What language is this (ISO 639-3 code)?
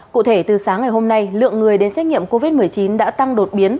vie